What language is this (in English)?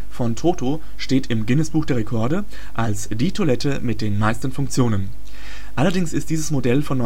German